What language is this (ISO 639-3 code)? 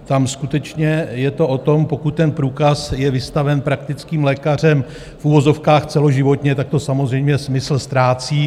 ces